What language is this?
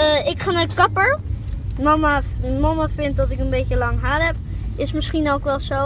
Dutch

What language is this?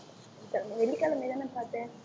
Tamil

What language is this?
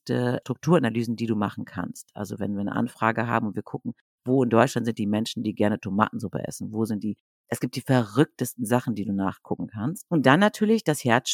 German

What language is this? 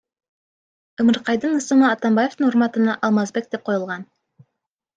Kyrgyz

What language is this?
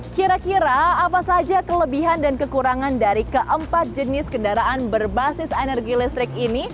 Indonesian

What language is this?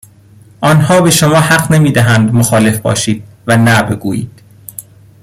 Persian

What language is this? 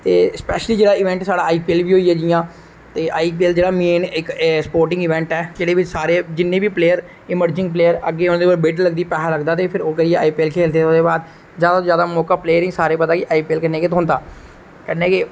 Dogri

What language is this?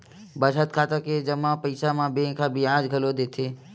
Chhattisgarhi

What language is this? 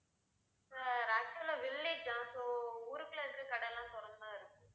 Tamil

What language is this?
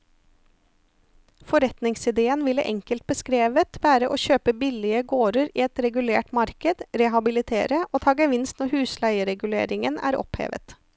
Norwegian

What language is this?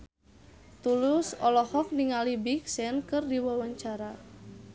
Sundanese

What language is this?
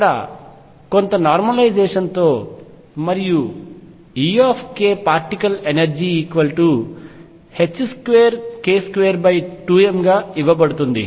Telugu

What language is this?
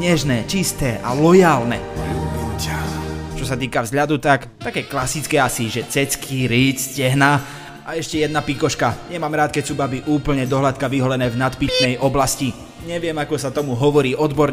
Slovak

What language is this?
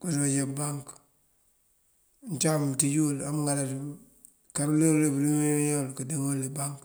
Mandjak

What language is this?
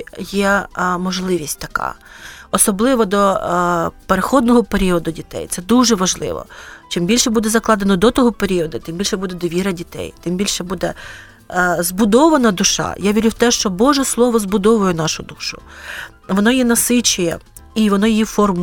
Ukrainian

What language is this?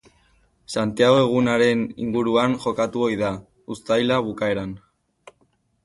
Basque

